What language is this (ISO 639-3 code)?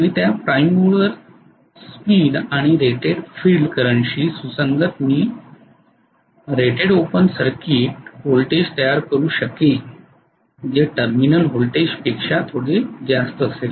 mar